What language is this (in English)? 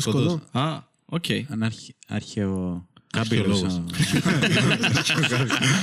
Greek